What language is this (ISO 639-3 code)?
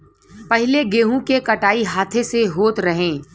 bho